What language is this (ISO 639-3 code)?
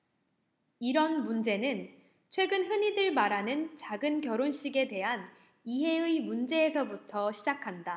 kor